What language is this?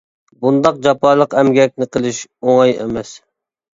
Uyghur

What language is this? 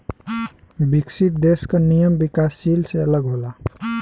Bhojpuri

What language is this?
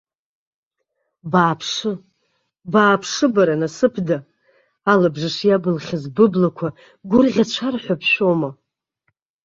Abkhazian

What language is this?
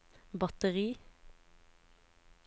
Norwegian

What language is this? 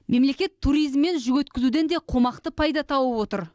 Kazakh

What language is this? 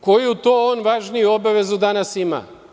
Serbian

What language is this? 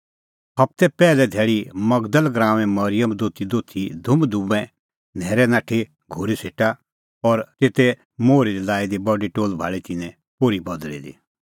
Kullu Pahari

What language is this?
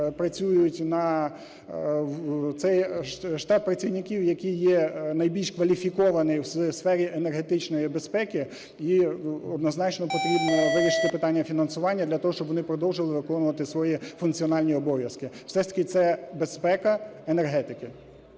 Ukrainian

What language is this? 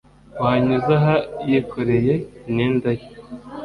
Kinyarwanda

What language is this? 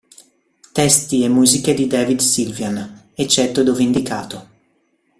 Italian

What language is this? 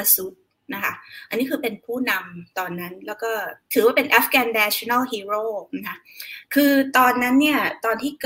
Thai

